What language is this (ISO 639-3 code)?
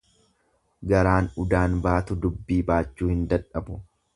orm